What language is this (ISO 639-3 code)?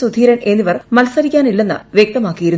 mal